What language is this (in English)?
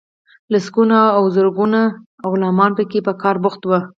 Pashto